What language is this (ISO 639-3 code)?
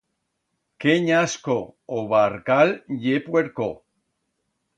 arg